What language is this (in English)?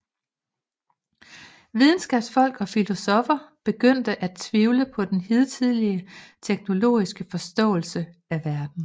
Danish